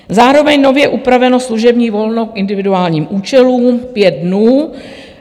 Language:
Czech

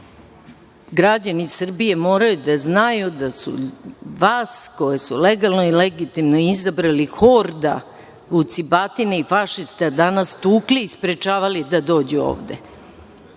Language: Serbian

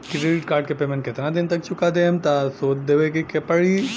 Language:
Bhojpuri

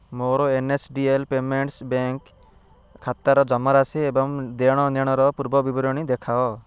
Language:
Odia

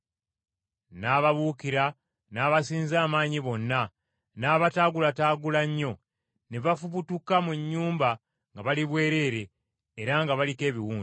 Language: Ganda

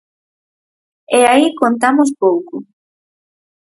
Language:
Galician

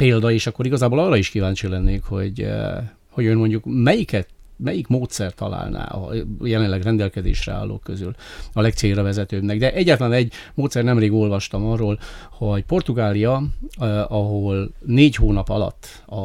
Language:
Hungarian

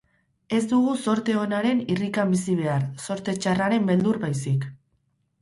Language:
Basque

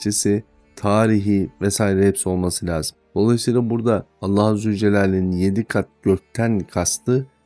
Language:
Turkish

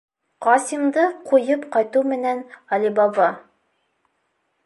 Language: Bashkir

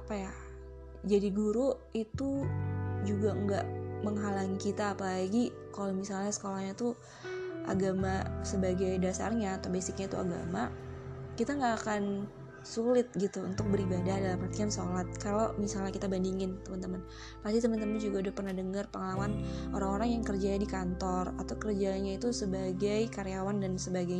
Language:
Indonesian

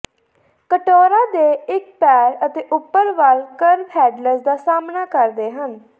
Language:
Punjabi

